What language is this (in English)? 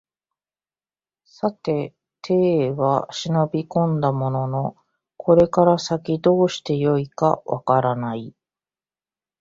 Japanese